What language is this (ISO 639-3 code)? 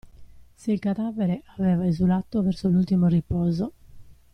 ita